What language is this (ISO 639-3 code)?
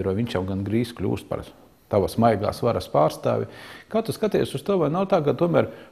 lav